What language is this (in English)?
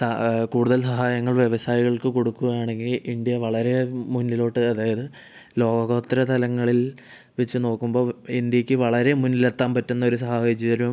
Malayalam